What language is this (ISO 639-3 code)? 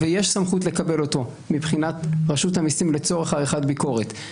heb